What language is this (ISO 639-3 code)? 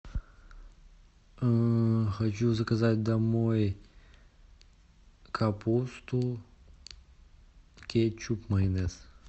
rus